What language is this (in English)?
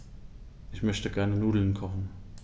German